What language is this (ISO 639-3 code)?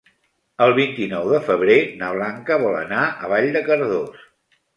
cat